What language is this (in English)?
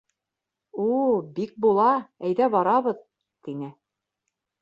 Bashkir